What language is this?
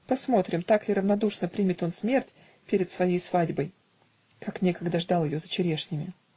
Russian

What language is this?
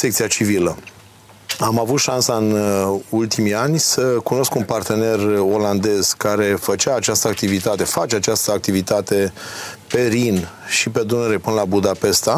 Romanian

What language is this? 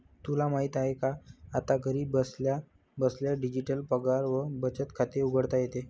Marathi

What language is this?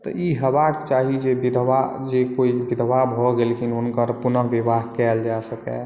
Maithili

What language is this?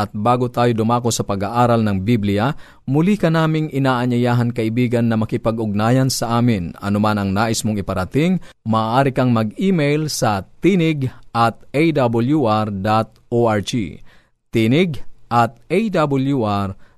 Filipino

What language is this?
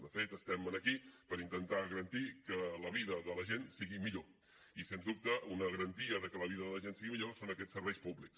Catalan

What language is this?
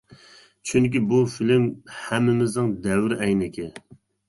Uyghur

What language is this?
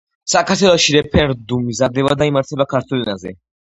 Georgian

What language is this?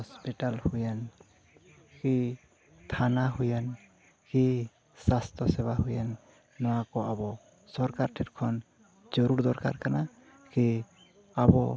Santali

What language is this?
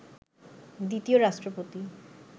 Bangla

